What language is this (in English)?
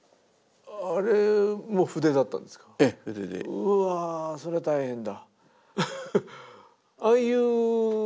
Japanese